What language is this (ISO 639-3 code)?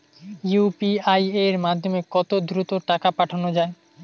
ben